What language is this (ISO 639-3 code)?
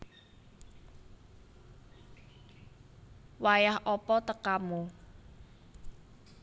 jav